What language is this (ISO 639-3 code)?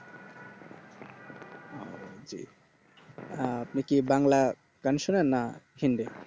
ben